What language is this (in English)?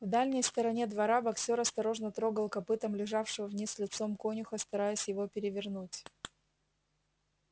Russian